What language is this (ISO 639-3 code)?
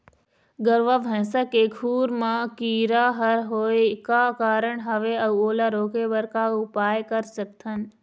hne